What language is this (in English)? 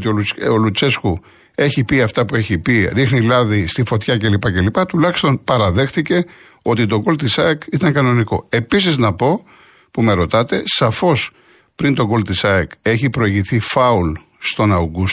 Greek